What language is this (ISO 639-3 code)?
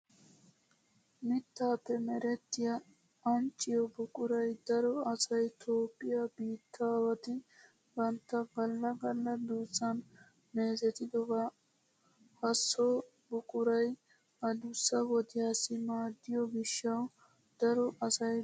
wal